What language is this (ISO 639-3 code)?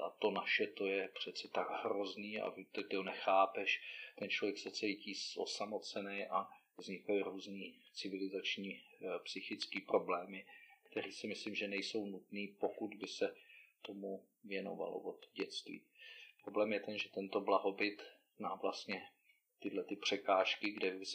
ces